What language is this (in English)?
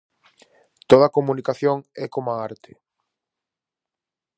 Galician